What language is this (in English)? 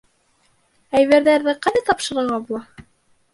Bashkir